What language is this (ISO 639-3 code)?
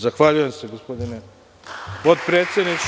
srp